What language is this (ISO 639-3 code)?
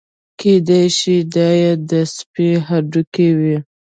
pus